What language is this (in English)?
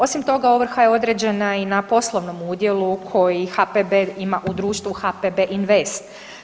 Croatian